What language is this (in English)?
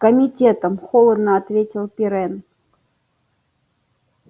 Russian